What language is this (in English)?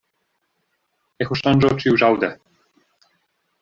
Esperanto